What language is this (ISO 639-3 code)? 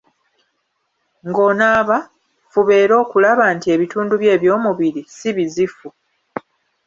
lug